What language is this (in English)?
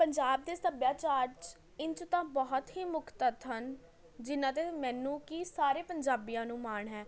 Punjabi